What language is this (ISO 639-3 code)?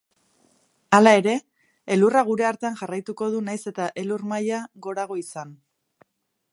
eus